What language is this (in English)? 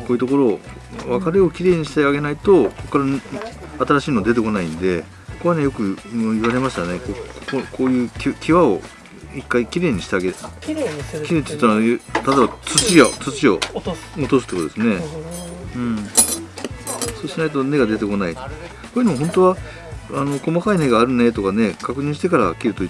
Japanese